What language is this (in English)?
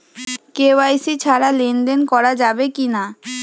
Bangla